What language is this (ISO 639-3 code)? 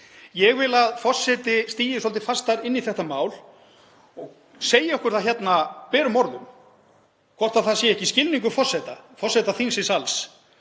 isl